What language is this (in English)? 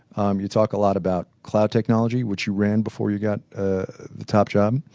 English